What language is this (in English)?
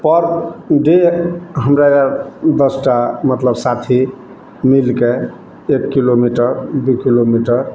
Maithili